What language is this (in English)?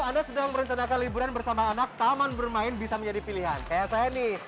Indonesian